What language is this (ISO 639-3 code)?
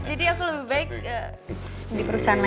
ind